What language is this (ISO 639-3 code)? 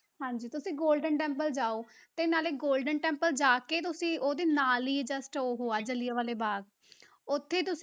pan